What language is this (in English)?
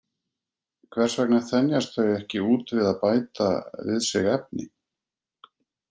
Icelandic